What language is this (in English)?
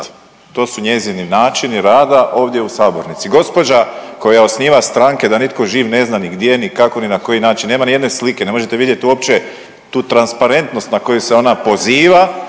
Croatian